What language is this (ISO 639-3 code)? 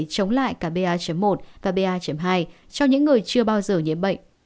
vie